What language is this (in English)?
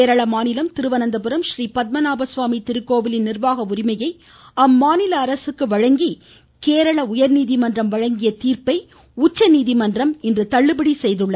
Tamil